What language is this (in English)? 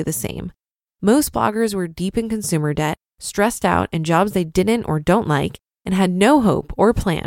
English